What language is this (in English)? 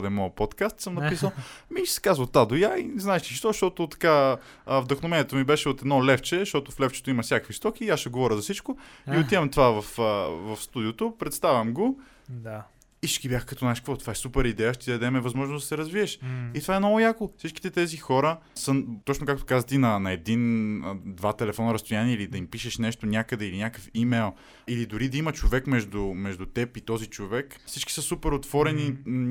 Bulgarian